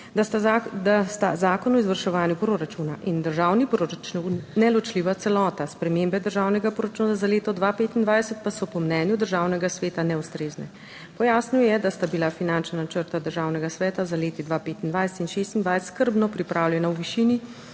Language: Slovenian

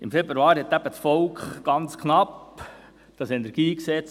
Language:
Swiss German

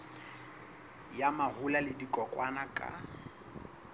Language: Southern Sotho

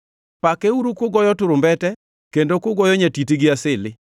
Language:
Luo (Kenya and Tanzania)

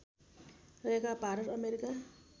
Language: Nepali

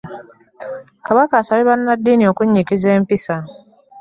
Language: Ganda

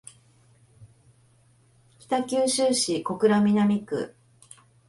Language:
Japanese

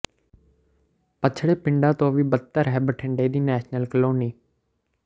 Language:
Punjabi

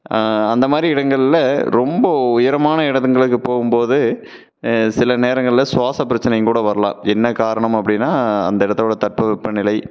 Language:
Tamil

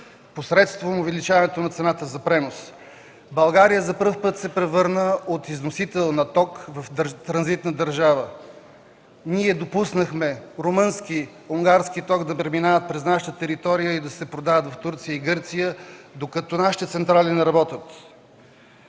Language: Bulgarian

